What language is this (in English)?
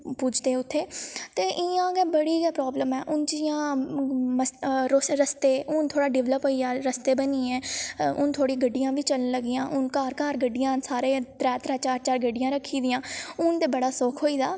Dogri